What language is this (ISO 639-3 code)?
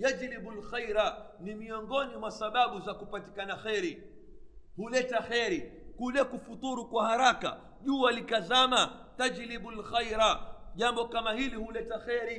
swa